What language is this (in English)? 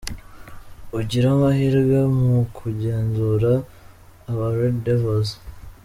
Kinyarwanda